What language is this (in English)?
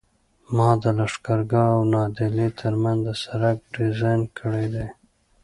Pashto